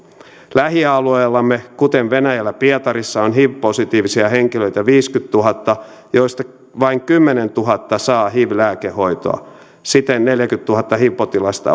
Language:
Finnish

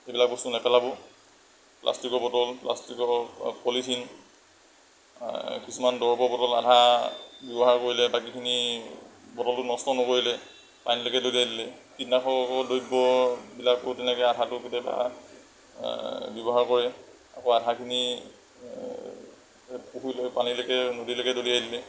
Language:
Assamese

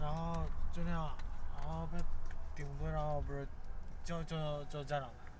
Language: Chinese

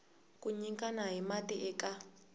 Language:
Tsonga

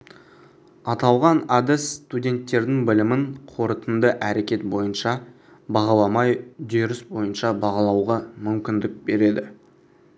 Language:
Kazakh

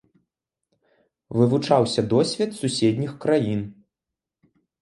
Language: Belarusian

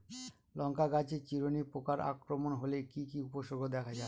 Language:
Bangla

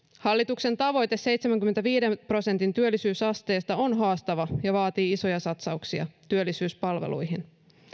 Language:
Finnish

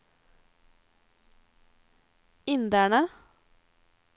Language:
Norwegian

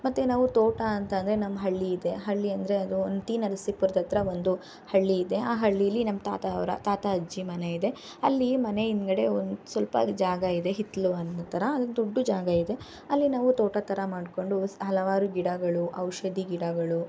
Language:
Kannada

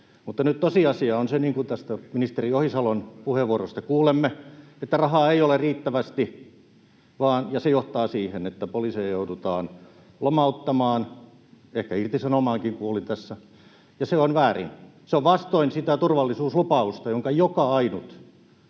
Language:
Finnish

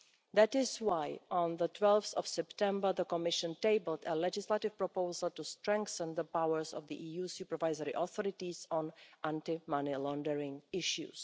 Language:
English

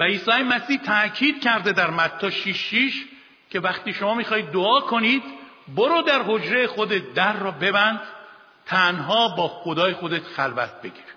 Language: Persian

